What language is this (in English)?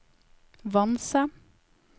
Norwegian